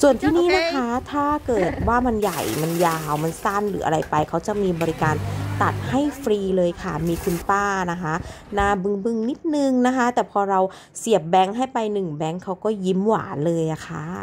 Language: Thai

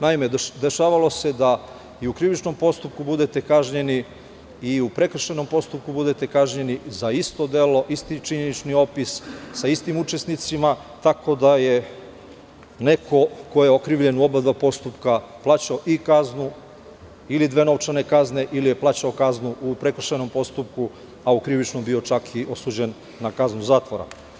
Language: Serbian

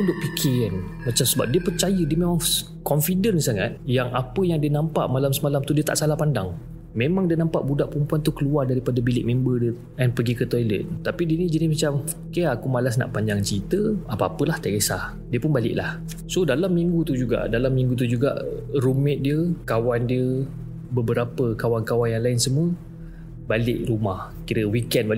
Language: Malay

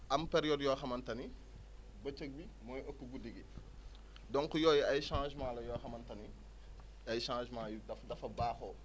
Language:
Wolof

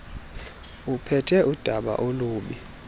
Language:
Xhosa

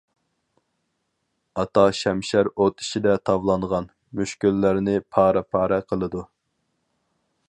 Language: Uyghur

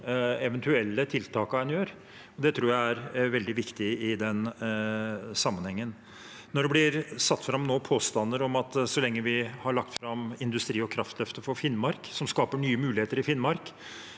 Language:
Norwegian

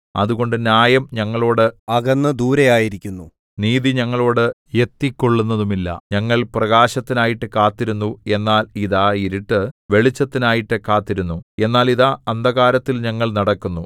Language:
Malayalam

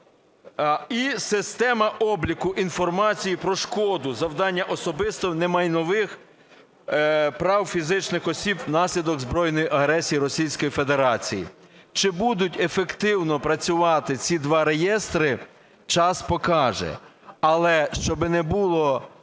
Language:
Ukrainian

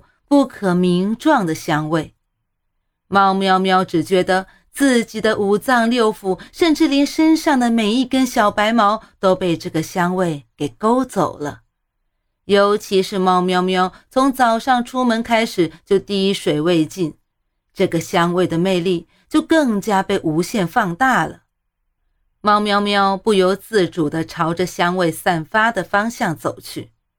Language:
Chinese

